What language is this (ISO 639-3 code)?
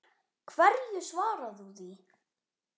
isl